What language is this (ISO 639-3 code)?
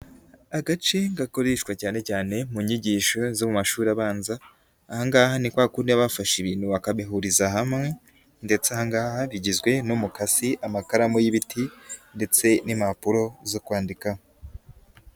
kin